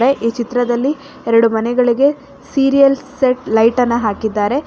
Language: Kannada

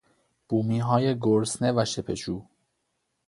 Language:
Persian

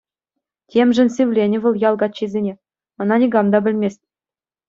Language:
Chuvash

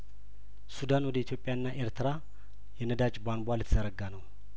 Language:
Amharic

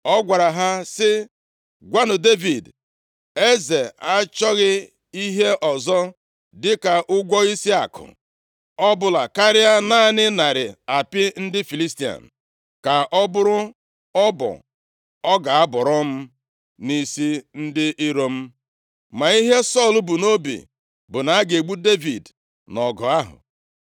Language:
Igbo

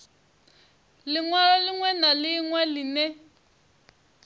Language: Venda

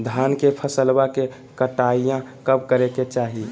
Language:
Magahi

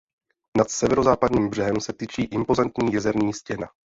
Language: Czech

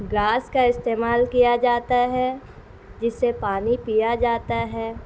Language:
Urdu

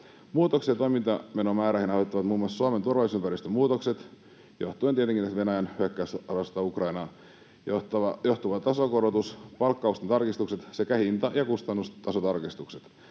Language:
Finnish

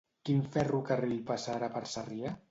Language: Catalan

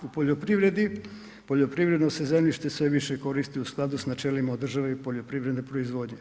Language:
Croatian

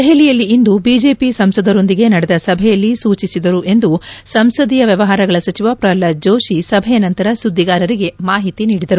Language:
Kannada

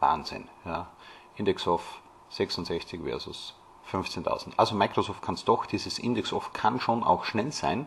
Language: German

